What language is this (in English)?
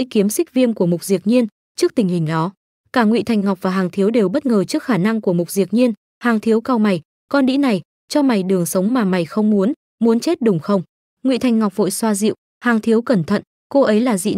Vietnamese